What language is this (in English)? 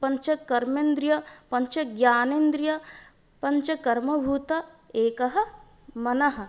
Sanskrit